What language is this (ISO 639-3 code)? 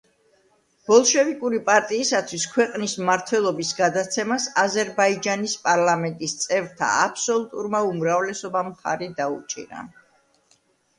kat